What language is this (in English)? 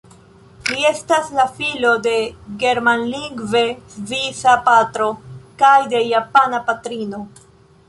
Esperanto